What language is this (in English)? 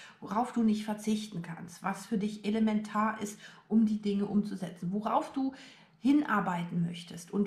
German